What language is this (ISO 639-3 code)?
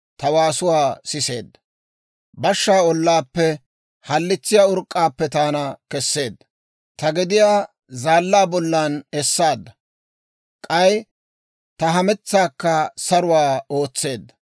dwr